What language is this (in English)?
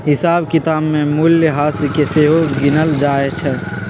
Magahi